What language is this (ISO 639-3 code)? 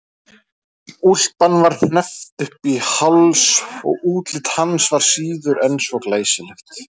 isl